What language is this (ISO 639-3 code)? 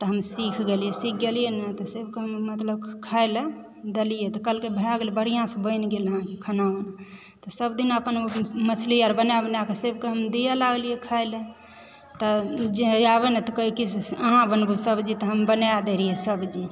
mai